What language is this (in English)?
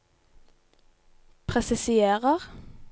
Norwegian